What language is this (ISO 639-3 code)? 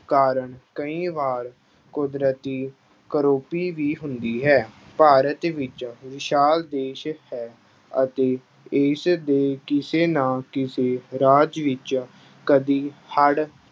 pan